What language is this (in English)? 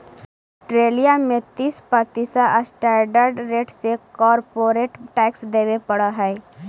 Magahi